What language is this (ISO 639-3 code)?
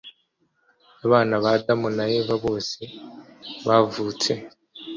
kin